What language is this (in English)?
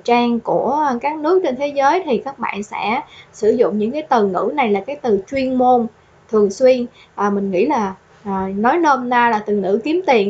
Vietnamese